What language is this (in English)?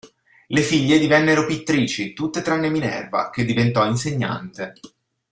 Italian